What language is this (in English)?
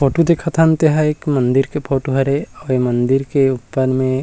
Chhattisgarhi